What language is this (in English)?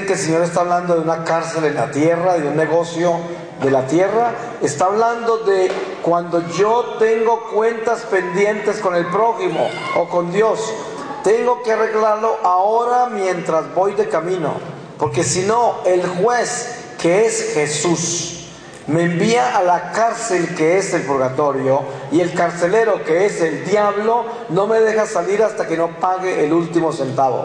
Spanish